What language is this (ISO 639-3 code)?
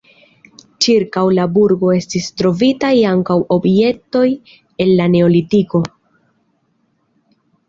epo